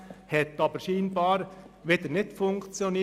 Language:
Swiss German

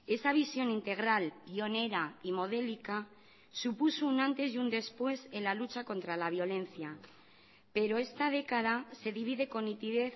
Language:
Spanish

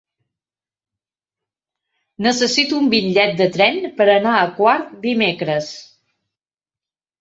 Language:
Catalan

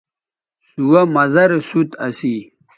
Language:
Bateri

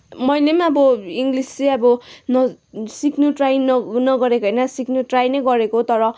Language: Nepali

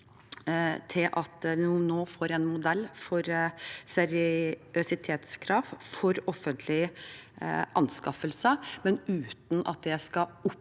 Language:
Norwegian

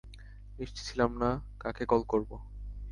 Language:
Bangla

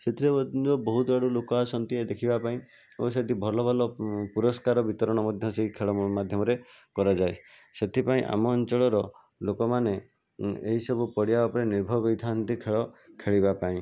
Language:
Odia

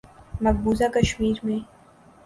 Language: Urdu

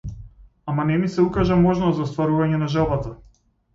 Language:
Macedonian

